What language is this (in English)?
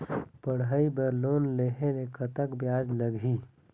Chhattisgarhi